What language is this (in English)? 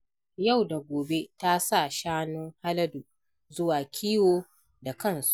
Hausa